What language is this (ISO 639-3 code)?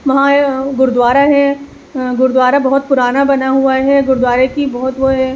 urd